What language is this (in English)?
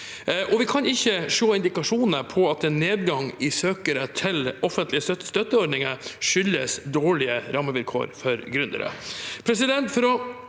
Norwegian